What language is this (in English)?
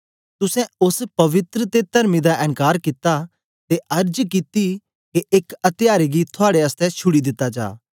Dogri